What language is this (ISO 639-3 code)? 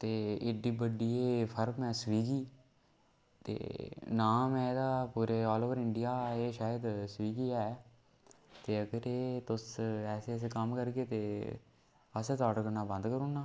doi